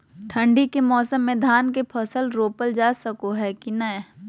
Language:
Magahi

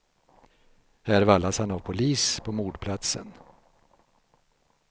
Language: Swedish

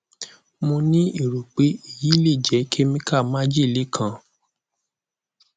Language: Yoruba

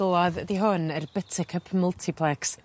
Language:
Welsh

